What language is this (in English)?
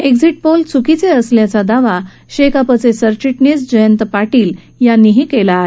Marathi